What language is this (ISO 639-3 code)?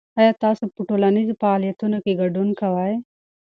pus